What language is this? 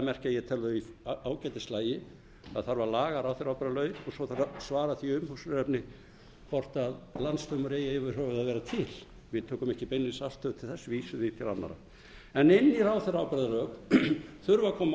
Icelandic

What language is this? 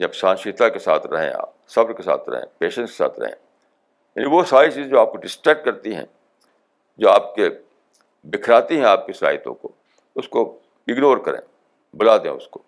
Urdu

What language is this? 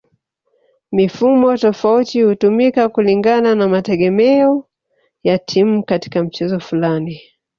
Swahili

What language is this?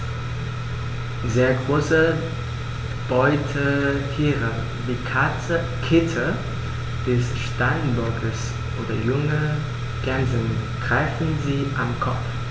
German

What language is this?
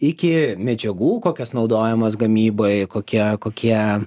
Lithuanian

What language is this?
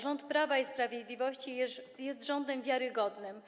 Polish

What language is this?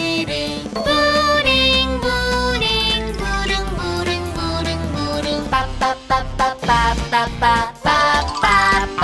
Korean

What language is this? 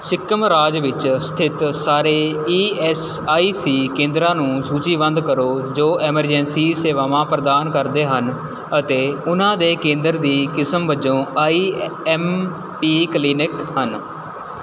Punjabi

